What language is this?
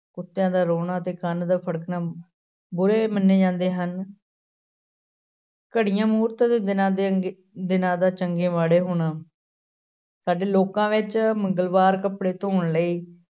Punjabi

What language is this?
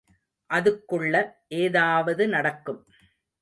Tamil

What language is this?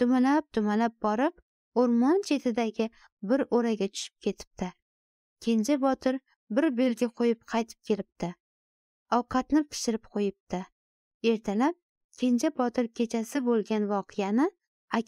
Turkish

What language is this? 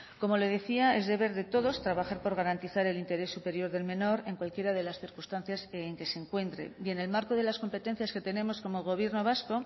Spanish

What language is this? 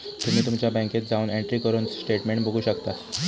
Marathi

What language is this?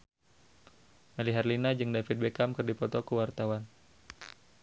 Sundanese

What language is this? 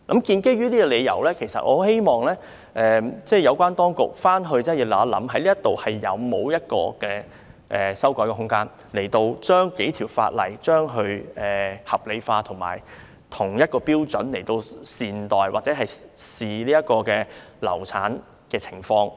Cantonese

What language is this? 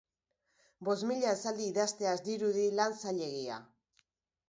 Basque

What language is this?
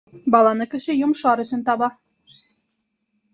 Bashkir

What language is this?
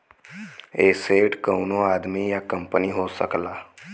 Bhojpuri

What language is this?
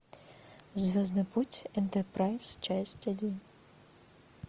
Russian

